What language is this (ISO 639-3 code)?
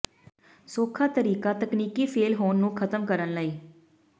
pan